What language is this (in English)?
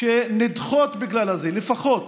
Hebrew